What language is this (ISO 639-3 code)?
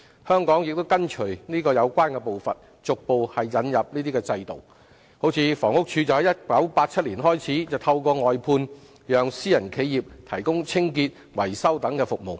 yue